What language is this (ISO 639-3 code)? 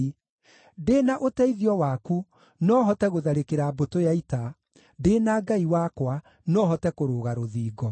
kik